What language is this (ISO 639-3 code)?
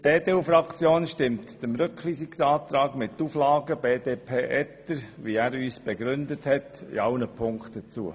gsw